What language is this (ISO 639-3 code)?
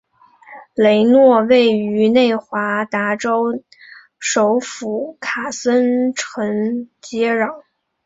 zho